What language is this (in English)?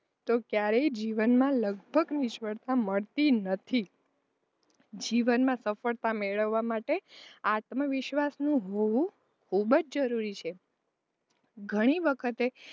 Gujarati